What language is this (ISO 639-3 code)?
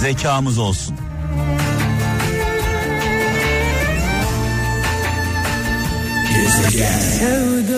tur